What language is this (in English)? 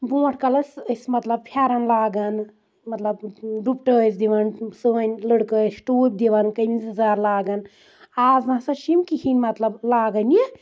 Kashmiri